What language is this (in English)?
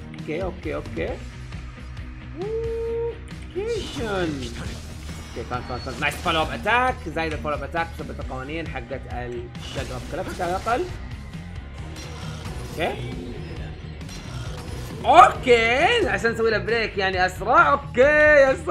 Arabic